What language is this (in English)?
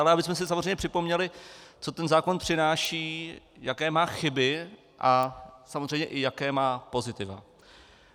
Czech